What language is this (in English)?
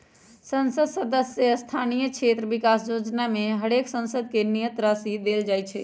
Magahi